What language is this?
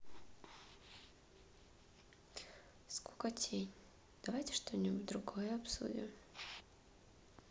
Russian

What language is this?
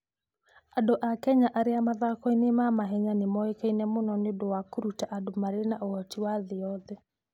Kikuyu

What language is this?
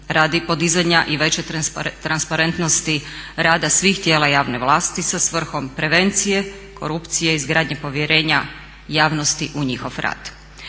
Croatian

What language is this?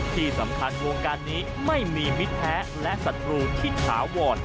Thai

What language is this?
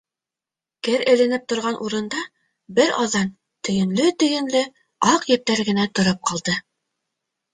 Bashkir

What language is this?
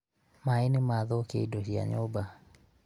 Kikuyu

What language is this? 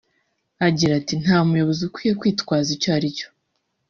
Kinyarwanda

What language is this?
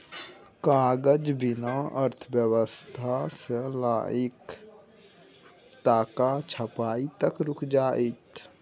Maithili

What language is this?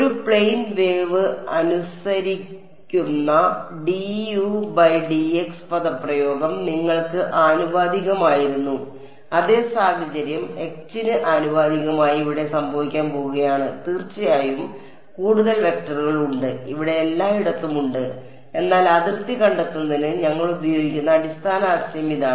Malayalam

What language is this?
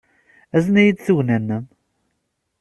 Kabyle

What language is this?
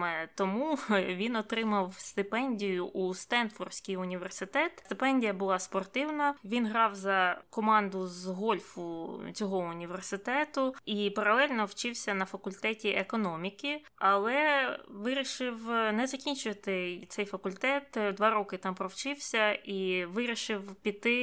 Ukrainian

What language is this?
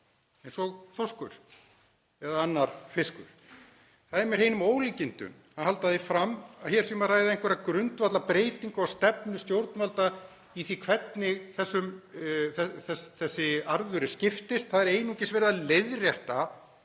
Icelandic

